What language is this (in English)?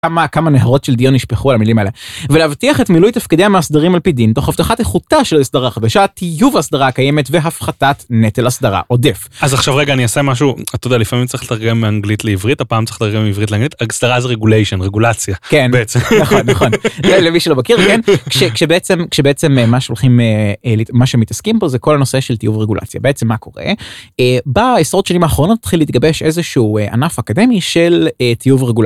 Hebrew